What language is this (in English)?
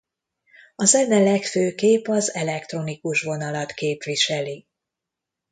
Hungarian